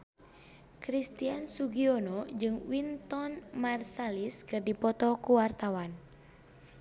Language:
Sundanese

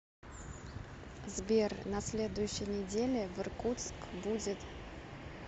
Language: Russian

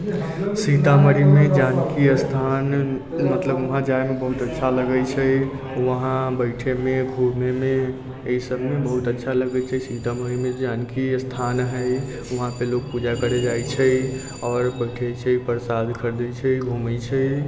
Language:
Maithili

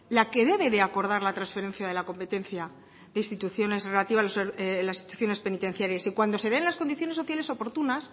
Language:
Spanish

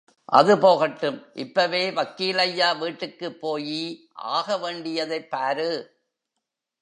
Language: Tamil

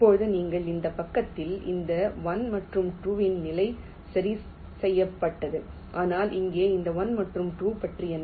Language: Tamil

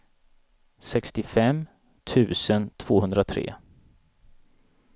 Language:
Swedish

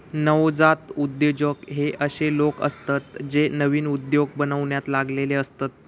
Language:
Marathi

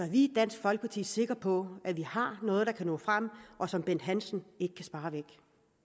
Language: Danish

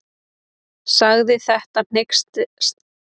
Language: Icelandic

